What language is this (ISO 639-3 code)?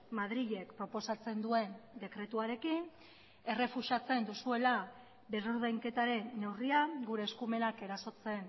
eus